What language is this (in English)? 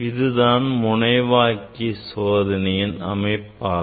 Tamil